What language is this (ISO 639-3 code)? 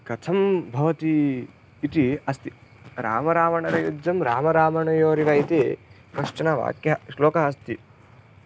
san